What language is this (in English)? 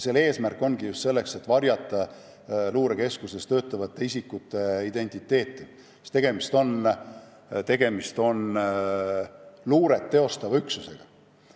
Estonian